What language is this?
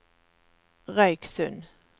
Norwegian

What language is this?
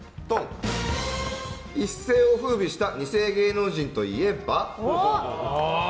Japanese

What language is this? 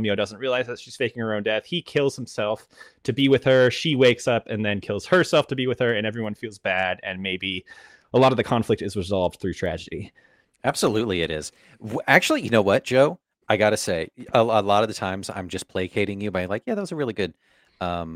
English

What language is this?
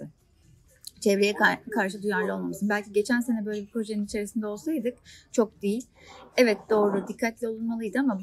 Turkish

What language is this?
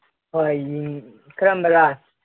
Manipuri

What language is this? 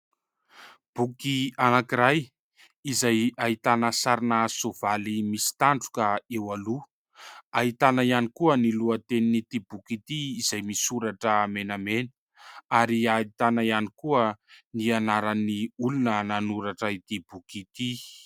Malagasy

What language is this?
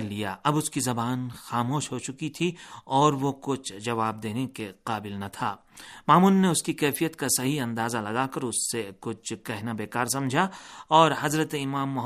Urdu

